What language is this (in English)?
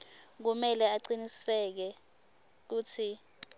Swati